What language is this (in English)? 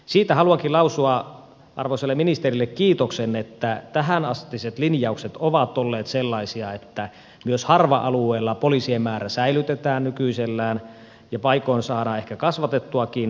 Finnish